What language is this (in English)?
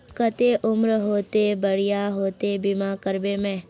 Magahi